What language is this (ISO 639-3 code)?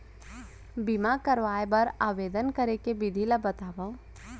hne